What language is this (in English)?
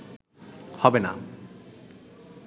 Bangla